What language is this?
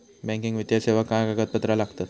Marathi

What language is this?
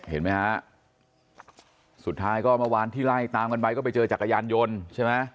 Thai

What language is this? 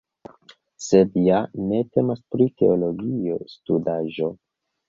Esperanto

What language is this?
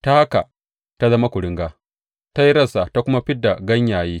Hausa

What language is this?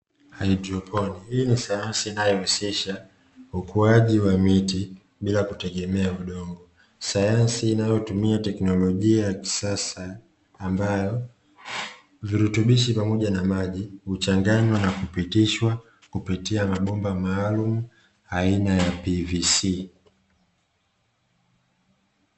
Swahili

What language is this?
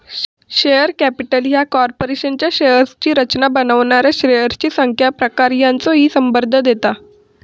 Marathi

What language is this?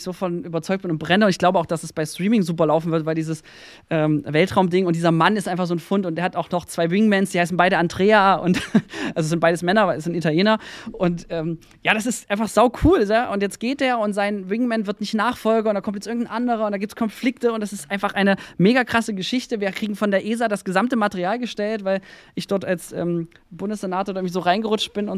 German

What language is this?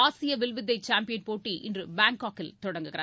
Tamil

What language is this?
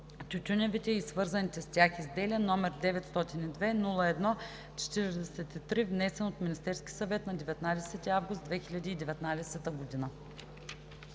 Bulgarian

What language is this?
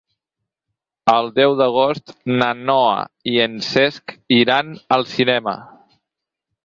Catalan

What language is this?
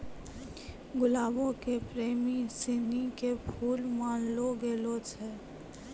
Maithili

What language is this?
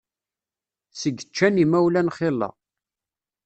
Kabyle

